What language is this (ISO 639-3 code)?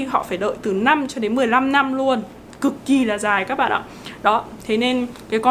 vie